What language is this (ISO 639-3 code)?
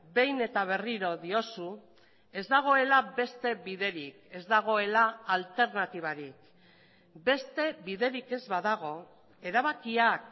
eus